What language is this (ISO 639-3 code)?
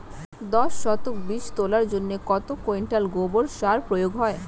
ben